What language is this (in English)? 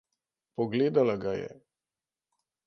Slovenian